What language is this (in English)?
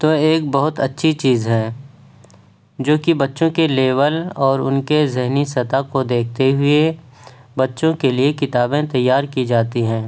Urdu